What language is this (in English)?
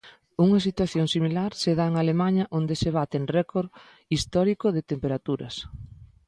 Galician